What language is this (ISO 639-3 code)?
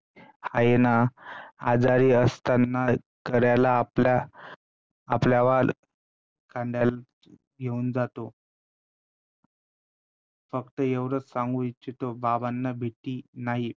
mar